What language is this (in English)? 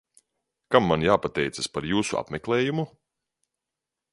Latvian